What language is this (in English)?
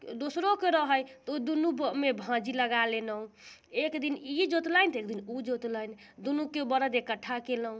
Maithili